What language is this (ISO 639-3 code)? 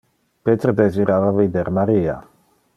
ina